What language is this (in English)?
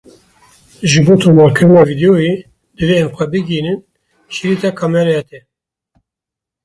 Kurdish